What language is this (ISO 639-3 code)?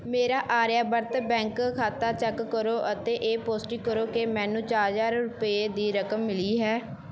pan